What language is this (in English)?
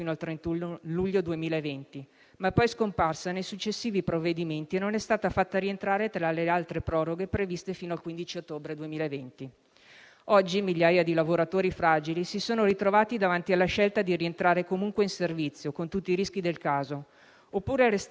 Italian